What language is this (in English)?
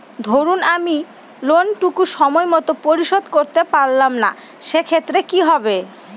Bangla